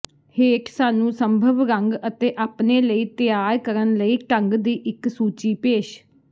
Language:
Punjabi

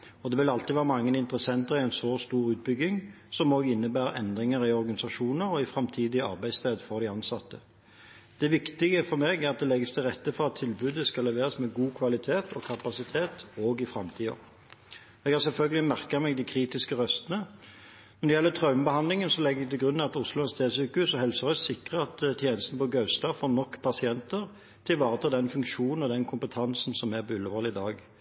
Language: Norwegian Bokmål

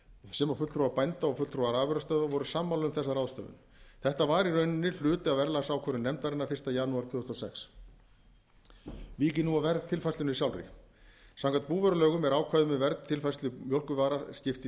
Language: Icelandic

